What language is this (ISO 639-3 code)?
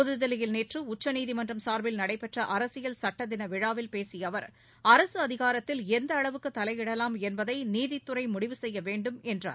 tam